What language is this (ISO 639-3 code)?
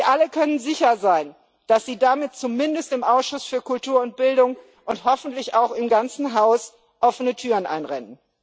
deu